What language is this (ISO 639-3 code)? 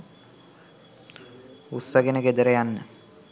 sin